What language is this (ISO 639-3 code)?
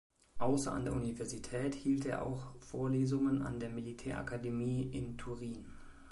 deu